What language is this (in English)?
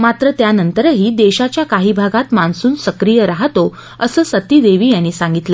Marathi